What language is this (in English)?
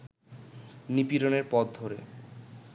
Bangla